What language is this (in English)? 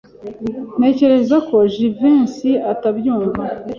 Kinyarwanda